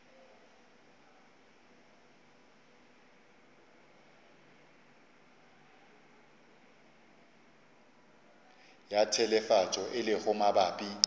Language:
Northern Sotho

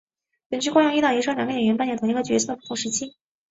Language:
Chinese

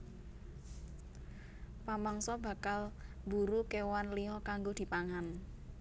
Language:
Javanese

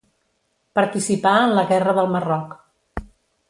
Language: Catalan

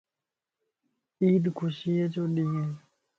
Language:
Lasi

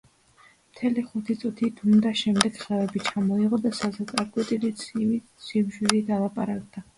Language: Georgian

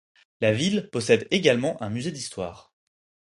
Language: French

